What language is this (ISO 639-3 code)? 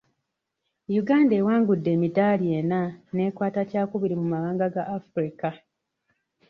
lug